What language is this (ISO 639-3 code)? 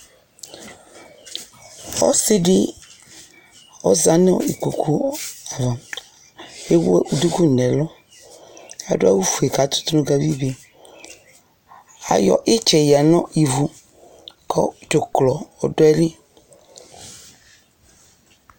kpo